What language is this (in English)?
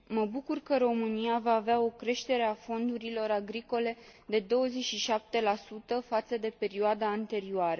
Romanian